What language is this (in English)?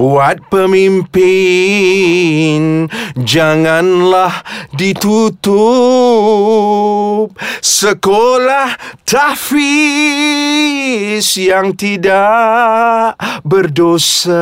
Malay